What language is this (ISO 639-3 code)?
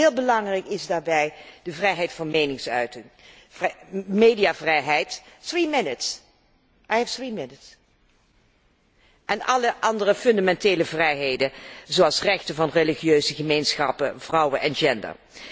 nld